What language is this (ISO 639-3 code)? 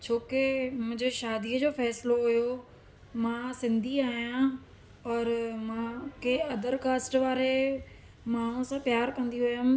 snd